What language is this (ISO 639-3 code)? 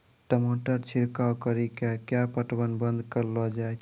mai